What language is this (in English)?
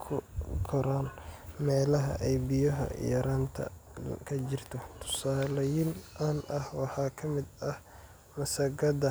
Somali